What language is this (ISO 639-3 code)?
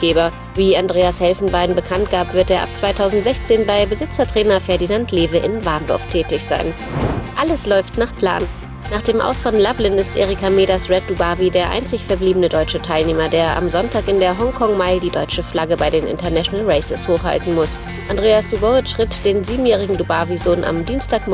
deu